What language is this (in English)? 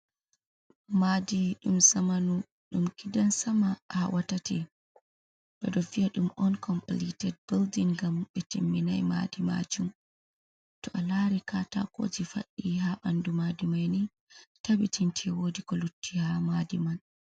Fula